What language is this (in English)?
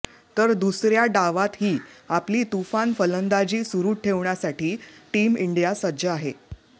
Marathi